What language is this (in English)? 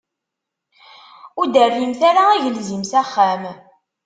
Kabyle